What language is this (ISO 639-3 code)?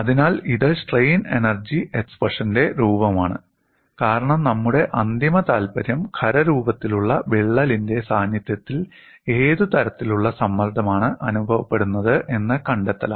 mal